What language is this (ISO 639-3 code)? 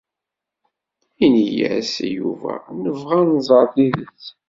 kab